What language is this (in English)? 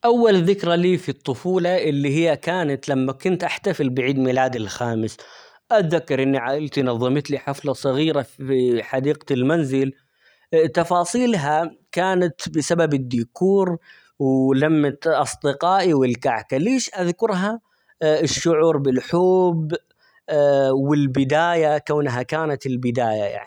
Omani Arabic